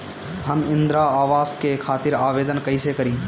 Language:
Bhojpuri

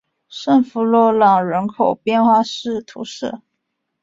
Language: Chinese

